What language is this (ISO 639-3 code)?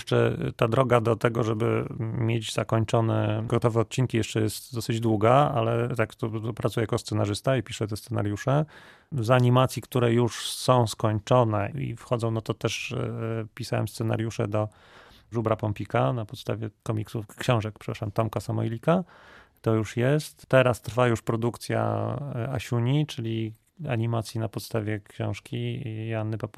pol